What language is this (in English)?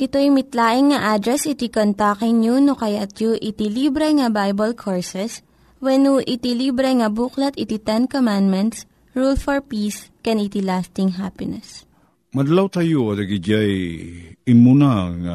Filipino